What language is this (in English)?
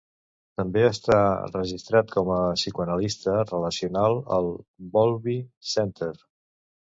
Catalan